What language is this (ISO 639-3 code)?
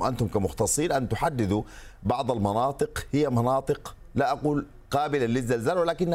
ara